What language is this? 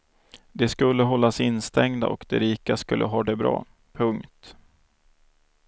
Swedish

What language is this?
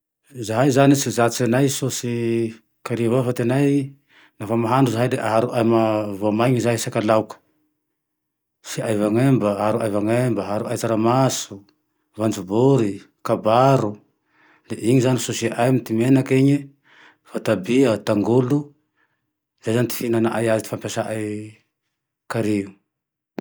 Tandroy-Mahafaly Malagasy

